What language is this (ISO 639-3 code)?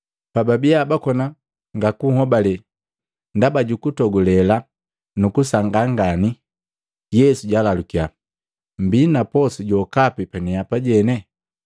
mgv